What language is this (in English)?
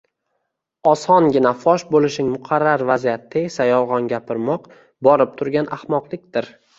Uzbek